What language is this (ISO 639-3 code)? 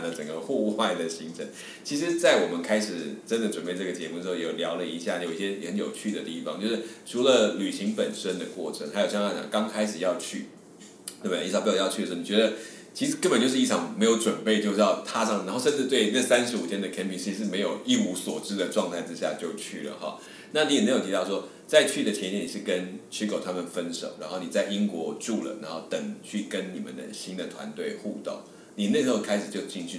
zho